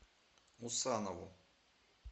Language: Russian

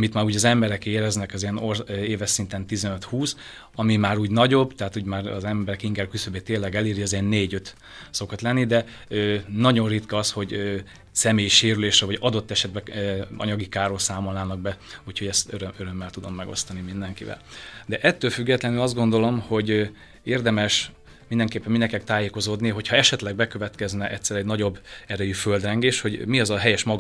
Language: Hungarian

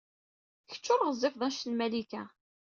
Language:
Kabyle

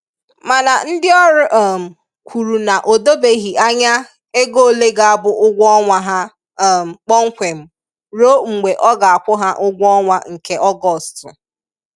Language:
Igbo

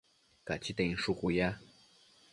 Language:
Matsés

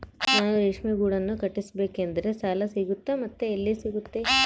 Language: Kannada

